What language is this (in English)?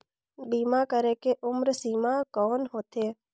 Chhattisgarhi